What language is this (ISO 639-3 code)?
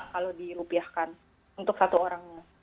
ind